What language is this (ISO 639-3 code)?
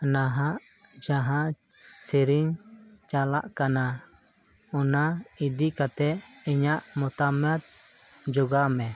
sat